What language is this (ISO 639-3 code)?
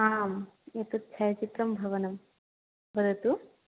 san